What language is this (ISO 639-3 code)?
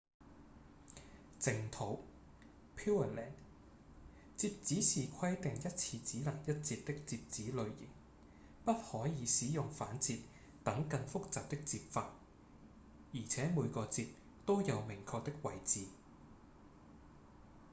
yue